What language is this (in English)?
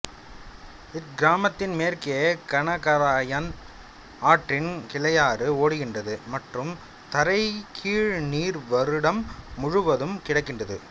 Tamil